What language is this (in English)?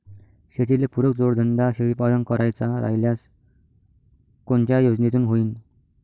Marathi